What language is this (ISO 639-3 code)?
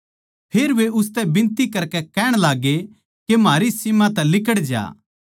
bgc